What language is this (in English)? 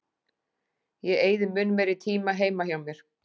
Icelandic